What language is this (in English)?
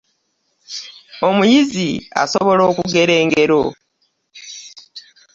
Ganda